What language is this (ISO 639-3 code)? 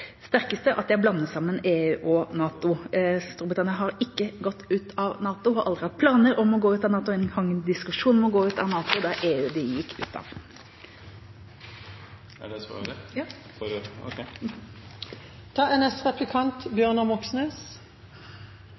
nor